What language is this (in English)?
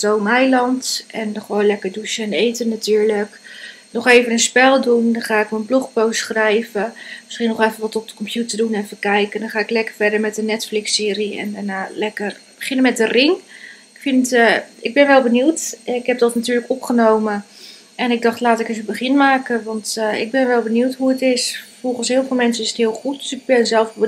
Dutch